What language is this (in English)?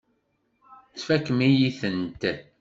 Kabyle